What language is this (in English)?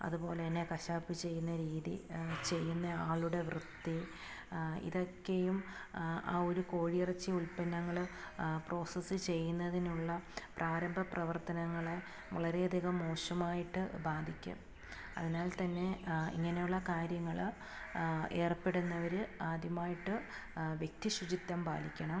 Malayalam